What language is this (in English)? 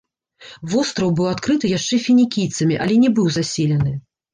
Belarusian